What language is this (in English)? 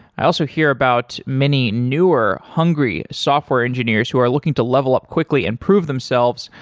English